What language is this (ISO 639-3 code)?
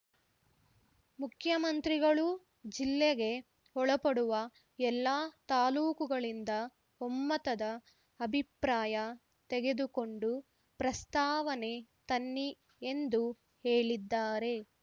kan